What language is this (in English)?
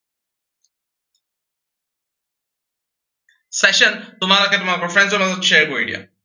Assamese